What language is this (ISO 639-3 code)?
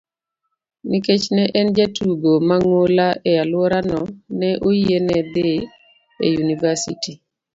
luo